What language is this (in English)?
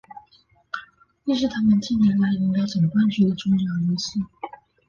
Chinese